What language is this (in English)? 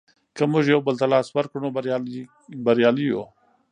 Pashto